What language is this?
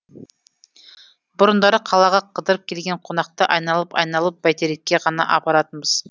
Kazakh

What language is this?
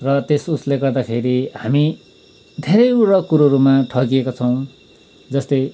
Nepali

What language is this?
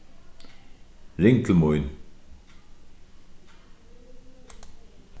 Faroese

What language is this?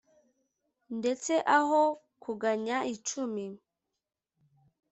Kinyarwanda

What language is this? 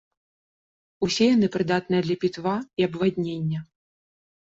Belarusian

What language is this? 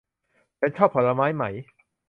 Thai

